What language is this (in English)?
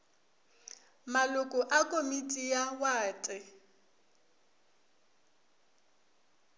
Northern Sotho